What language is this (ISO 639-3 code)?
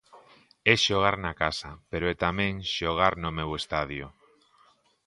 glg